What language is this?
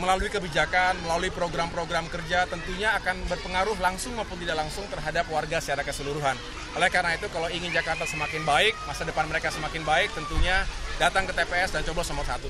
Indonesian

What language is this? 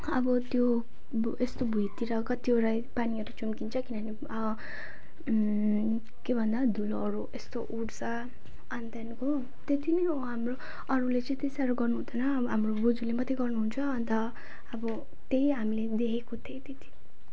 Nepali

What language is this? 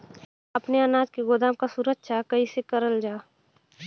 Bhojpuri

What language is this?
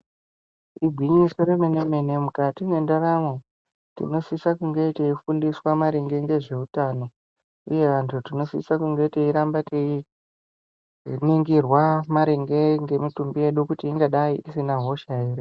Ndau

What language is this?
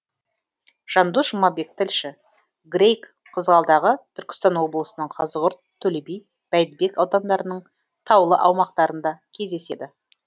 Kazakh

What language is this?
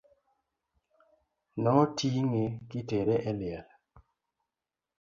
Luo (Kenya and Tanzania)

